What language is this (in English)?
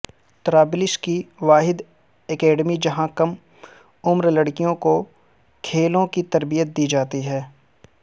Urdu